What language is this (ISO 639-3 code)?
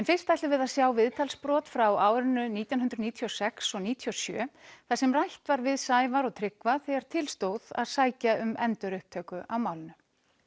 isl